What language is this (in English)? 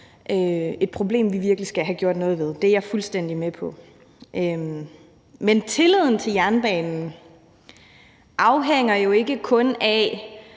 Danish